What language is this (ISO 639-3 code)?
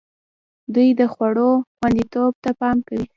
pus